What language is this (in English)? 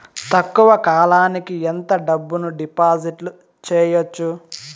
Telugu